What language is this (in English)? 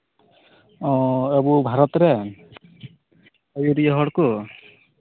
Santali